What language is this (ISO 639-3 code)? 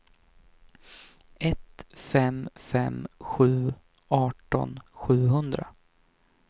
swe